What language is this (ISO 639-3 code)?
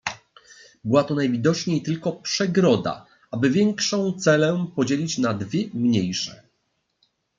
pol